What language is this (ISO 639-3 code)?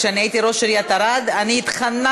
heb